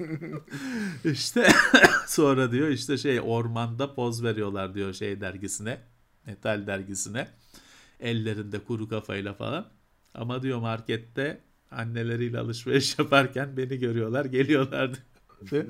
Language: Turkish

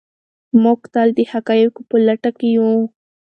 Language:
Pashto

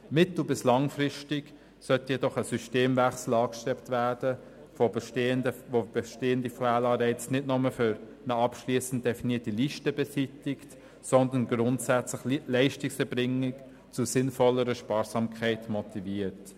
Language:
Swiss German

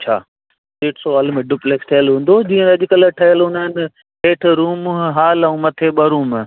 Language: Sindhi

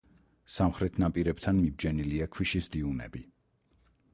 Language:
Georgian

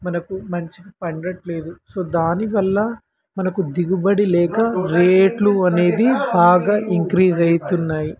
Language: Telugu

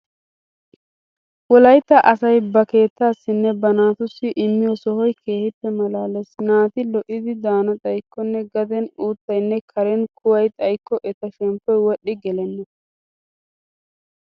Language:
Wolaytta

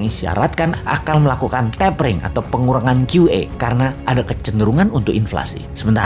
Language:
Indonesian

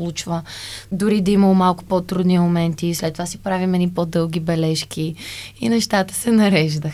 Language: Bulgarian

